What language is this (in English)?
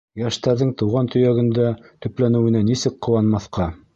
Bashkir